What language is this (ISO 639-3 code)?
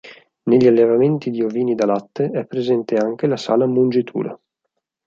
ita